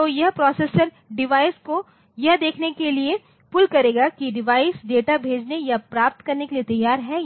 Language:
Hindi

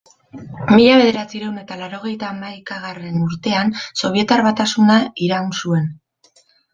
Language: Basque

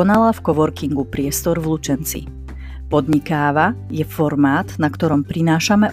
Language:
Slovak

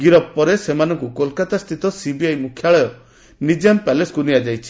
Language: Odia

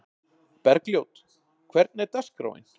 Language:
Icelandic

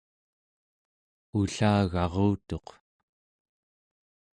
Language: Central Yupik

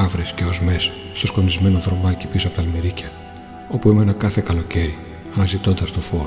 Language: Greek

